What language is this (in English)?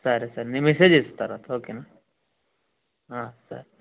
Telugu